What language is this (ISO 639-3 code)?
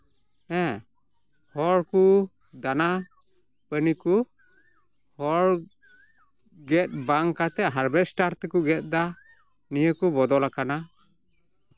sat